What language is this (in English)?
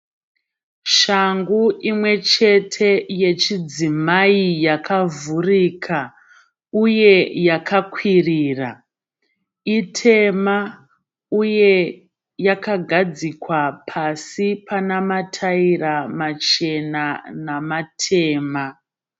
Shona